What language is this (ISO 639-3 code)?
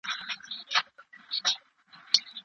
pus